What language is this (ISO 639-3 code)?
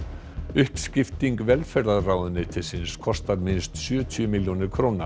isl